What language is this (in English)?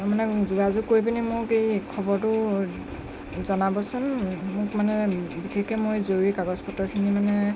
Assamese